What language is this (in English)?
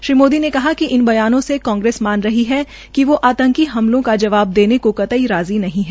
Hindi